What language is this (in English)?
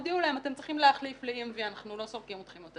Hebrew